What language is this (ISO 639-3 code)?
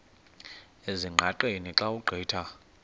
xho